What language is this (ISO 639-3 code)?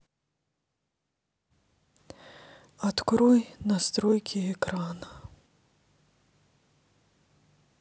rus